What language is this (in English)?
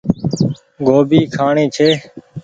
Goaria